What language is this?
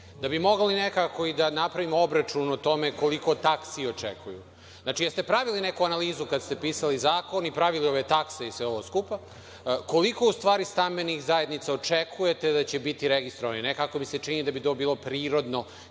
Serbian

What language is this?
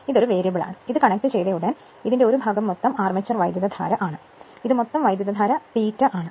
Malayalam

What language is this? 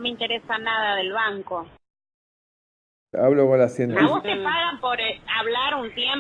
Spanish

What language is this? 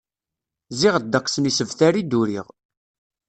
Kabyle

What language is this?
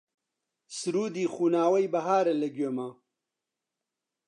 Central Kurdish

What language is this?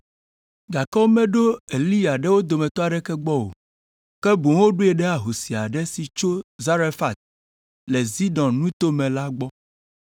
Ewe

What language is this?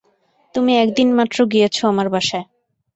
Bangla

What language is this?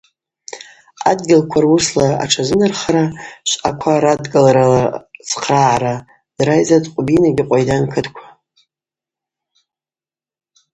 Abaza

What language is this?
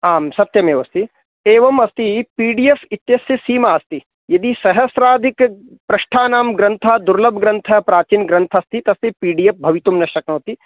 Sanskrit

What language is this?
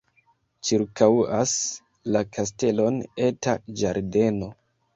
Esperanto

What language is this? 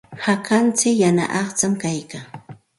Santa Ana de Tusi Pasco Quechua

